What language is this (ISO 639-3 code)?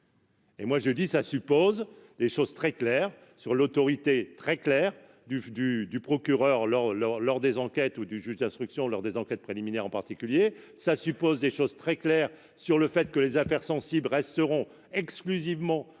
fra